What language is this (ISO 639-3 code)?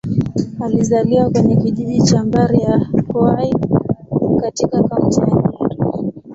swa